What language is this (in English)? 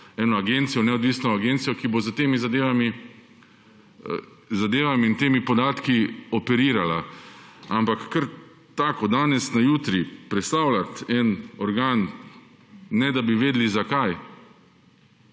Slovenian